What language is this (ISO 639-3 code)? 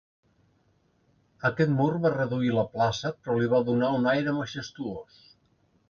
cat